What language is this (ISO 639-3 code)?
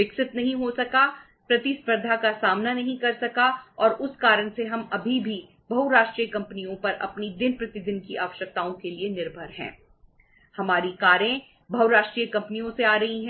hin